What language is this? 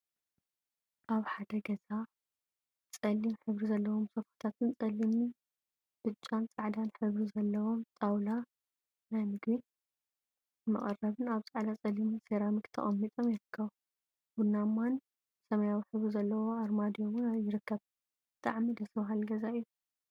Tigrinya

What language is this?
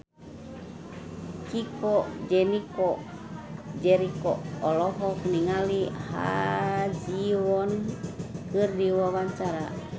Sundanese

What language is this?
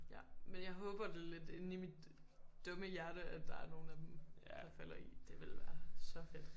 Danish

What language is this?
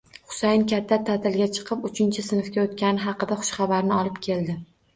Uzbek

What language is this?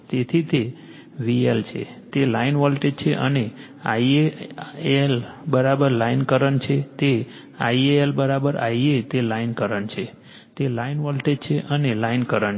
Gujarati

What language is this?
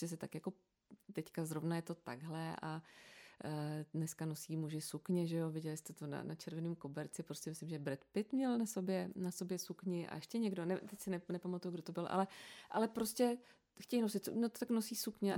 Czech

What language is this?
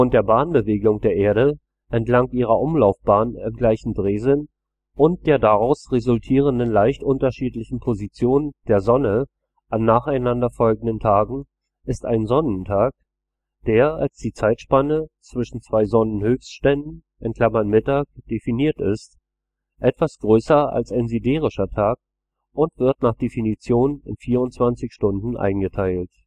German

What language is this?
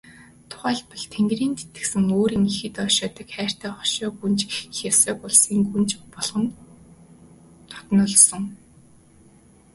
Mongolian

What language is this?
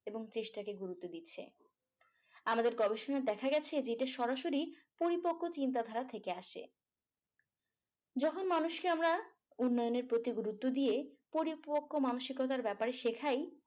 Bangla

